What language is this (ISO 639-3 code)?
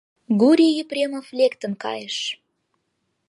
chm